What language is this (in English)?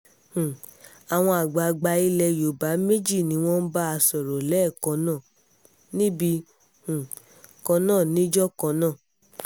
Yoruba